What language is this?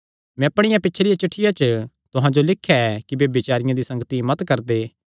Kangri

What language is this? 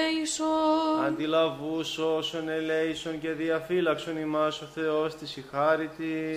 Greek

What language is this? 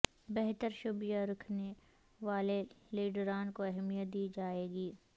Urdu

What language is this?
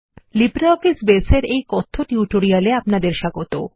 Bangla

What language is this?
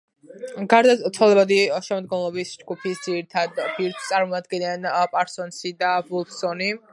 Georgian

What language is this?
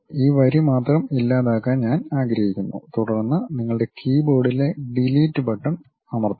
Malayalam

